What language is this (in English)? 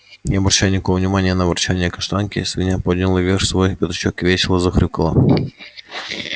Russian